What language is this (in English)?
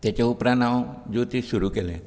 Konkani